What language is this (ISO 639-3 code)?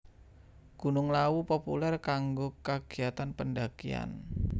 jav